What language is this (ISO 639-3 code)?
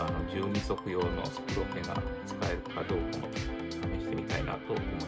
jpn